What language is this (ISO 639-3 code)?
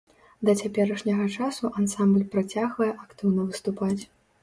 bel